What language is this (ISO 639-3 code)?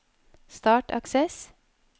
nor